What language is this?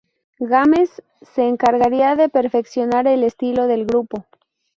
Spanish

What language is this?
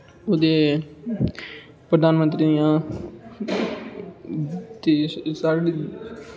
Dogri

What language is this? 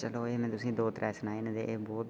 Dogri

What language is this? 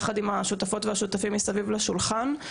Hebrew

